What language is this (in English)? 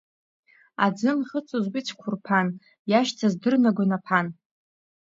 Abkhazian